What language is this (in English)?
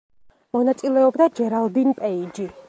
Georgian